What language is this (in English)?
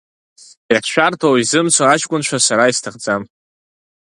Abkhazian